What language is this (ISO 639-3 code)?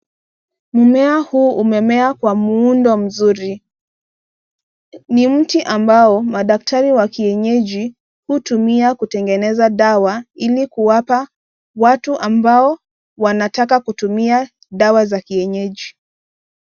swa